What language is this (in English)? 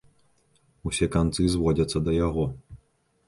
Belarusian